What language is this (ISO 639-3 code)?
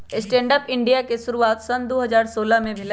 mag